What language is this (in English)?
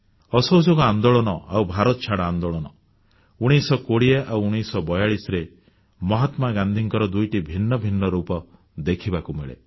Odia